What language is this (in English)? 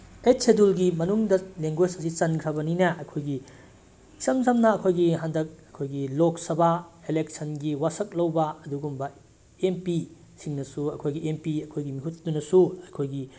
Manipuri